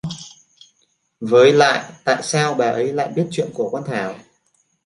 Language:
Vietnamese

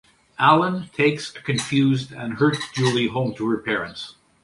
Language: English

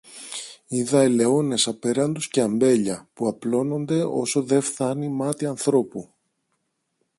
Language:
Greek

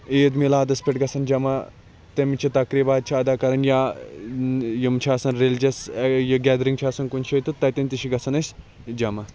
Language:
Kashmiri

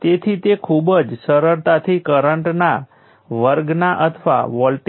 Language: Gujarati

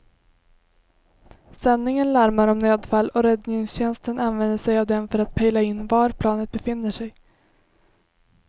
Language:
Swedish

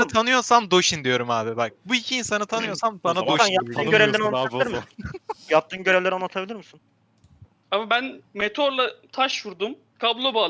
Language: Turkish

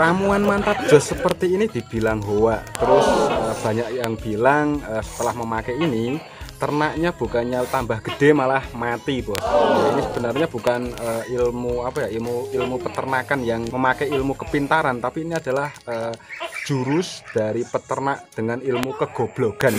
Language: Indonesian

